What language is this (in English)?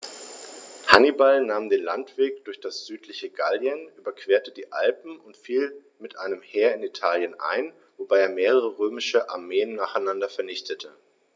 German